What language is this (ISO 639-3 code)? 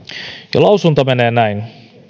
fin